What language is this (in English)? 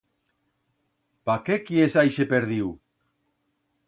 Aragonese